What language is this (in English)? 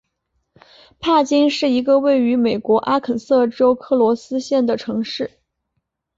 Chinese